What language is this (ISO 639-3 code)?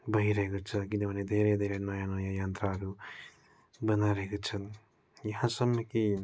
nep